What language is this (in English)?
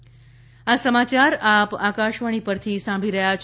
Gujarati